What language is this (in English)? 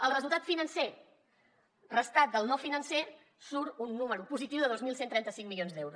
Catalan